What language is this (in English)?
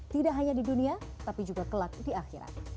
Indonesian